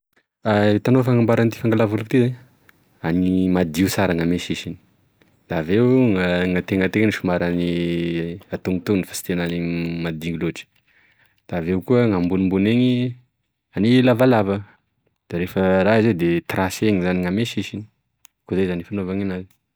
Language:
Tesaka Malagasy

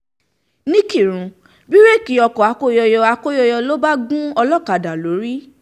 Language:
Yoruba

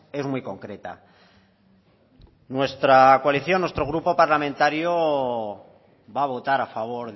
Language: Spanish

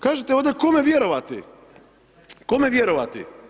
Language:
Croatian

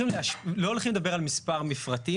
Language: Hebrew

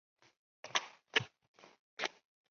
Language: Chinese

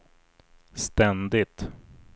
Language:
Swedish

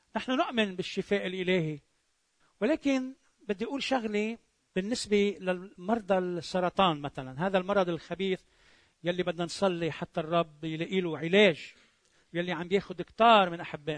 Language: Arabic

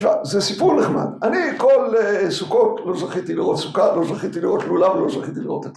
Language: Hebrew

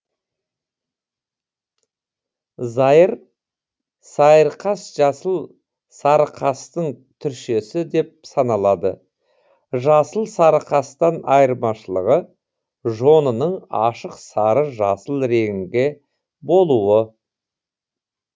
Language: Kazakh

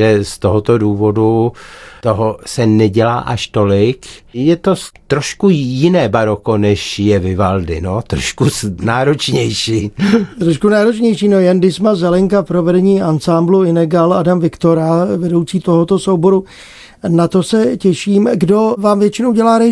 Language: Czech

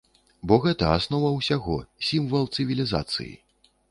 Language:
Belarusian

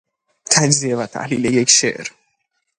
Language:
Persian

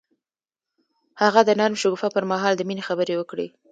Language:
Pashto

